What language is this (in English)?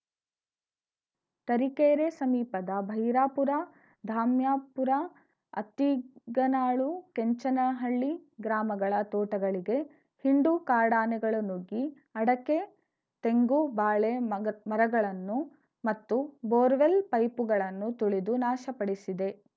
Kannada